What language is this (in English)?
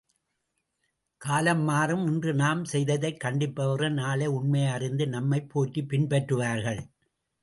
Tamil